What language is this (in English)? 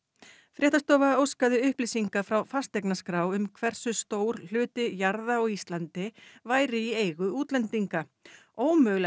Icelandic